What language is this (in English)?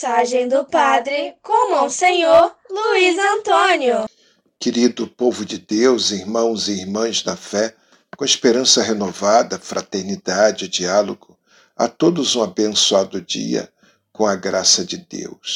Portuguese